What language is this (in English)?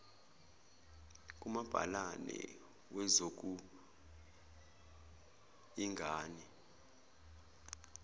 Zulu